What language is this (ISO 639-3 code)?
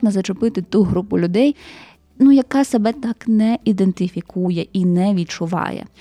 ukr